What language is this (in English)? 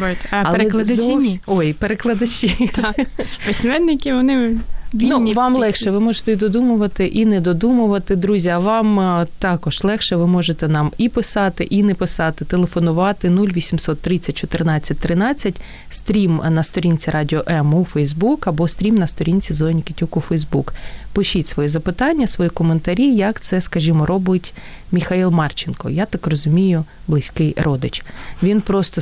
Ukrainian